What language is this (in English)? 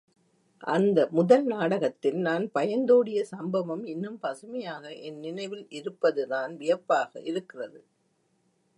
Tamil